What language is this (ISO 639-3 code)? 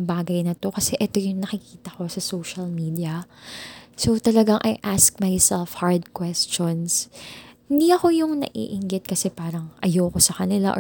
fil